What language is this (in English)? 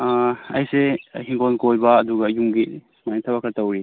Manipuri